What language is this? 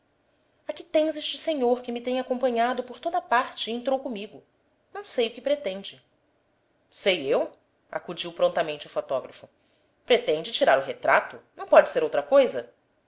Portuguese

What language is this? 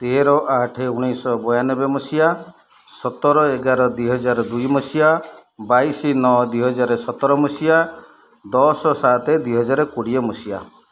Odia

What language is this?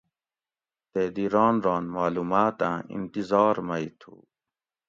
Gawri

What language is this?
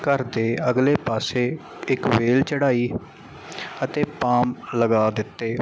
Punjabi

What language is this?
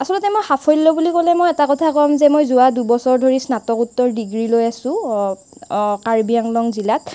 Assamese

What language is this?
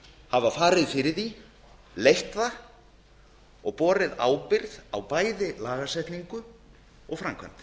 Icelandic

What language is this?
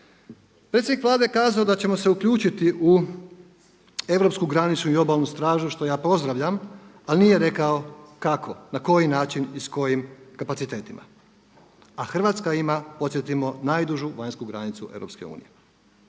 Croatian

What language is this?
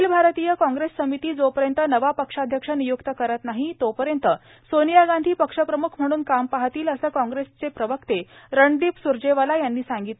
Marathi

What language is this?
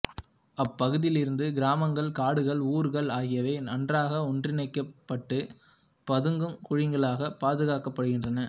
Tamil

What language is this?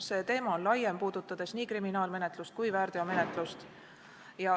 Estonian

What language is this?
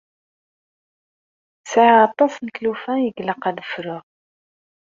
Kabyle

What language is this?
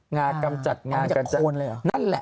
Thai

